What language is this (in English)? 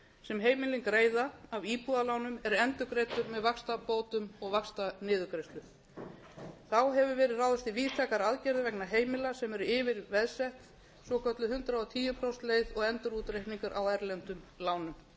Icelandic